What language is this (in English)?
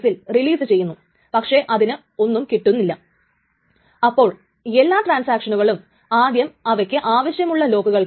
Malayalam